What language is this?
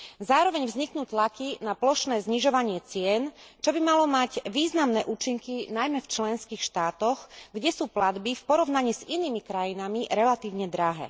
Slovak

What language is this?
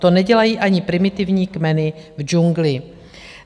Czech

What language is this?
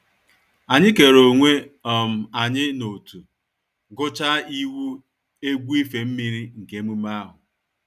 Igbo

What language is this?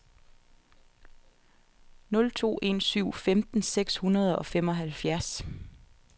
Danish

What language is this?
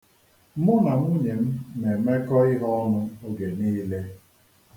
Igbo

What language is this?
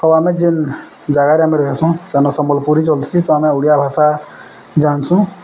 Odia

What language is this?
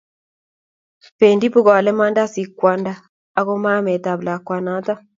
Kalenjin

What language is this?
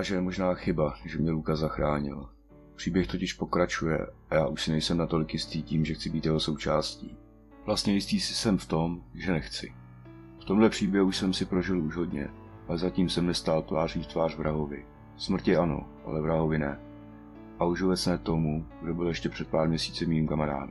Czech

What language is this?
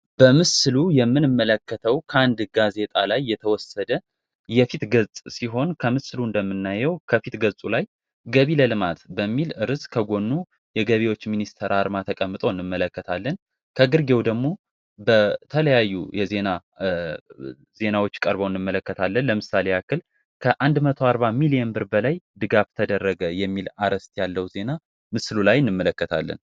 Amharic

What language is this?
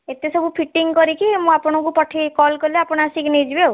Odia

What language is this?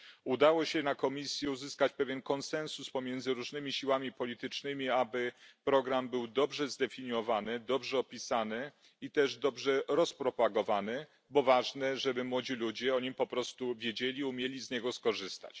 Polish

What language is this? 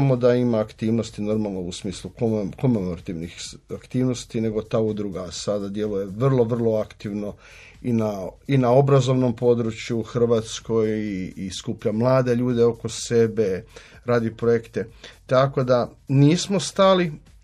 Croatian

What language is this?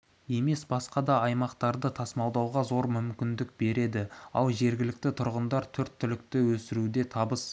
Kazakh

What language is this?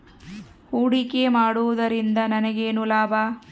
Kannada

